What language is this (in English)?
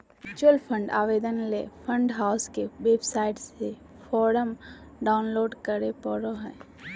Magahi